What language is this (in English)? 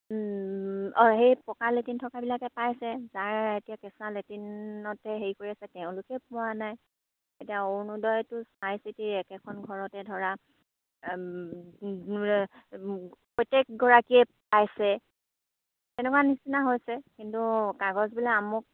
Assamese